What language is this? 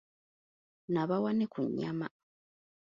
Ganda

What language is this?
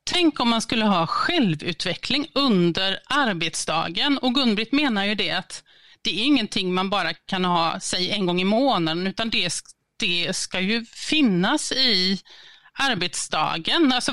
Swedish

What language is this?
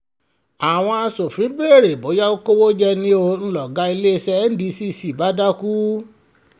Yoruba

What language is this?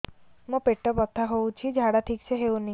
Odia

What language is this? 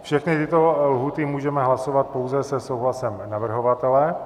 Czech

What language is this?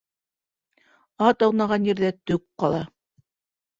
Bashkir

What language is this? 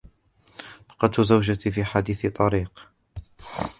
Arabic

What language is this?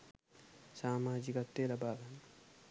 Sinhala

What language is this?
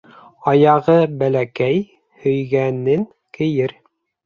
Bashkir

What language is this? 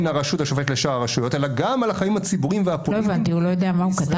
Hebrew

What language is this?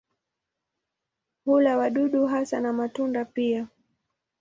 Swahili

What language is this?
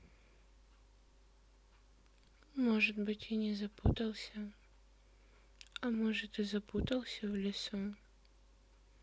Russian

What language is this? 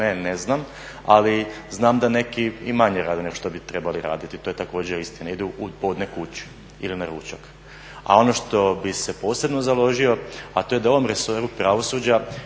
Croatian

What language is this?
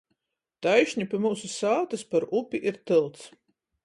Latgalian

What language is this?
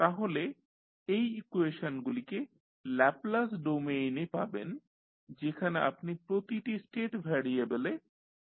Bangla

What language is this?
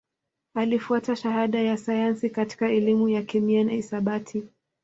Swahili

